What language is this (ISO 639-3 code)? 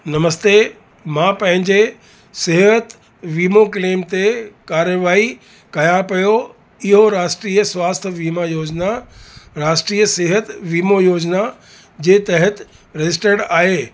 snd